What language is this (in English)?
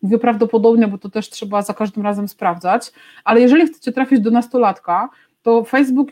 Polish